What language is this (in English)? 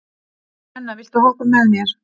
Icelandic